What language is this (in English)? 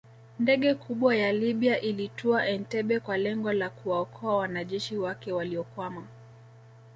Swahili